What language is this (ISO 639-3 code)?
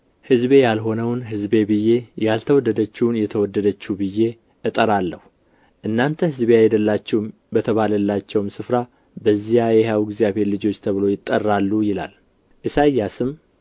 amh